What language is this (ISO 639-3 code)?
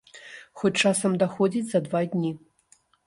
bel